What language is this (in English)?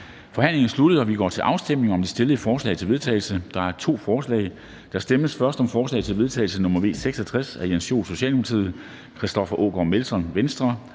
Danish